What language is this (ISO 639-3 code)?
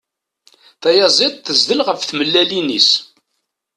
kab